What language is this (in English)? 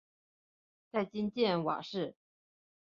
Chinese